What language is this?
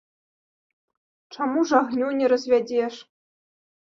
Belarusian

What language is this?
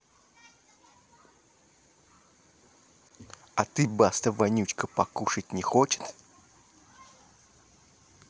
Russian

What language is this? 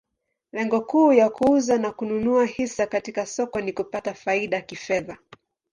Swahili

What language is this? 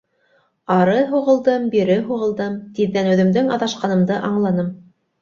Bashkir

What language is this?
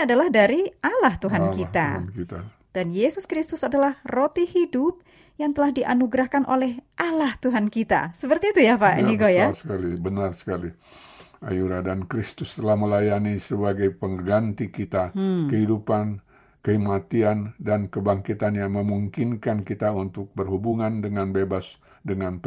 Indonesian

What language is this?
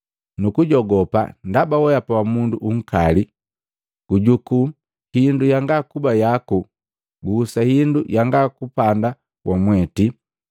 Matengo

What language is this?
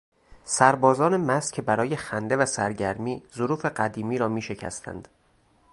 Persian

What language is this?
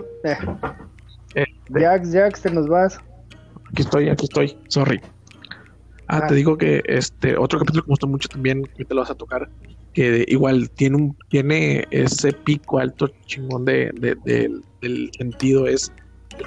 Spanish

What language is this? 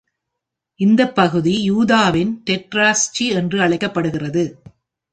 Tamil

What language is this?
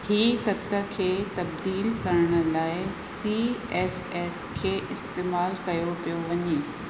Sindhi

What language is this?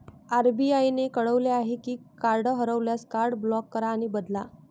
Marathi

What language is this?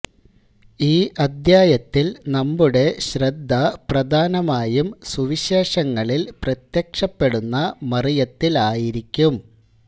Malayalam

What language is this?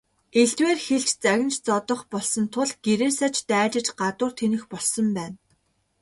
Mongolian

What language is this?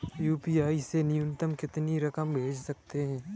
Hindi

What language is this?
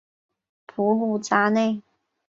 Chinese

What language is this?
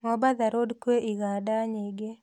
Kikuyu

